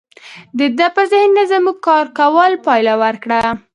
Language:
Pashto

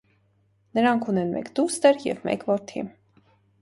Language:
Armenian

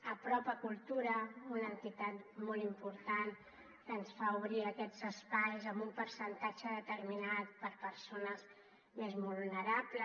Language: Catalan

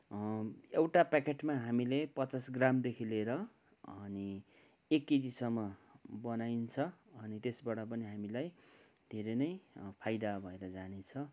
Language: Nepali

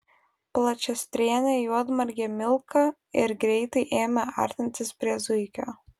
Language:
Lithuanian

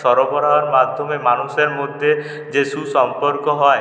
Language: Bangla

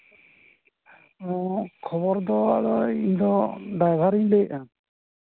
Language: Santali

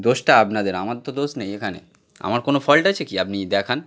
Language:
Bangla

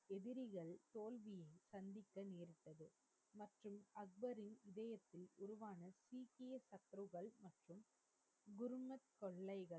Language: Tamil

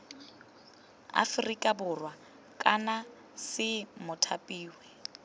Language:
Tswana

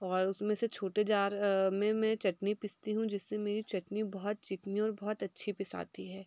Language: Hindi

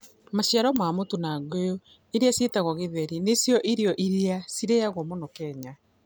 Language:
Kikuyu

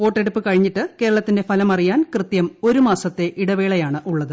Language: Malayalam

